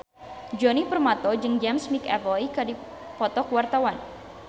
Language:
Sundanese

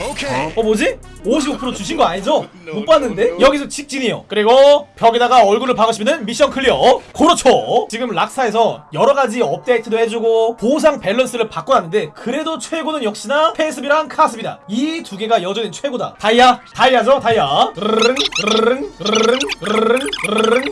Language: Korean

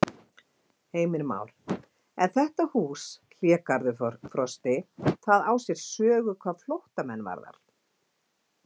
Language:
Icelandic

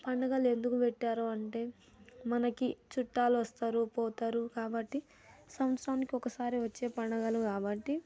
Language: Telugu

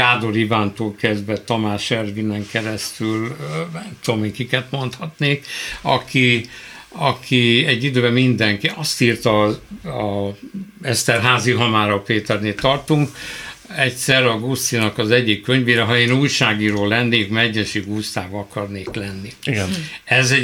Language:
Hungarian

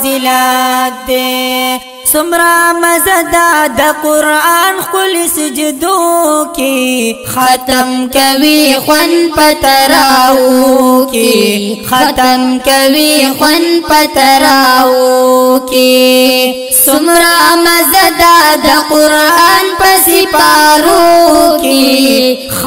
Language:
Thai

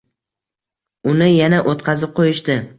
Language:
Uzbek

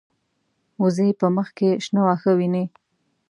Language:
Pashto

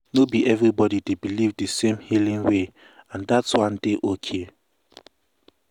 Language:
Nigerian Pidgin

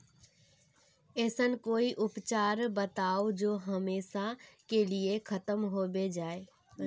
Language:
Magahi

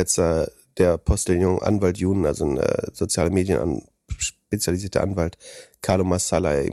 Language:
German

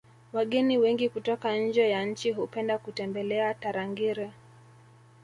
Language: Swahili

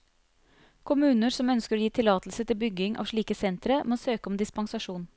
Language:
Norwegian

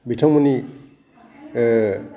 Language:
Bodo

